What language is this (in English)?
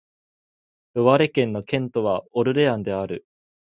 Japanese